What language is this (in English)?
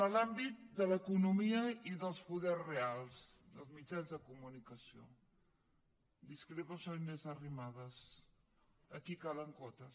Catalan